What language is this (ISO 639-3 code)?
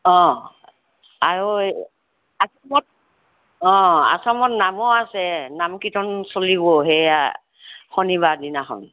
asm